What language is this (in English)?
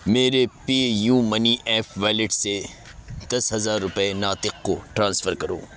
Urdu